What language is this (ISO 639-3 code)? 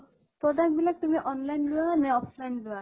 asm